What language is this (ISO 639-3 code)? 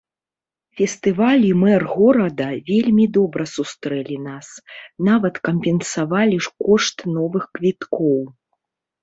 bel